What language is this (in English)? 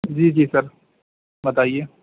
Urdu